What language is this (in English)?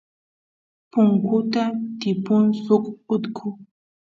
Santiago del Estero Quichua